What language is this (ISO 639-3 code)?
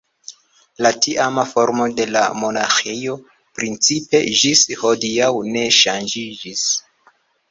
epo